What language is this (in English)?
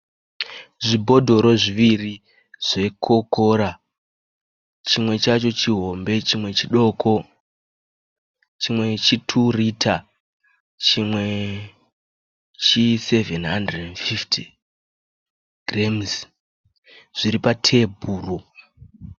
Shona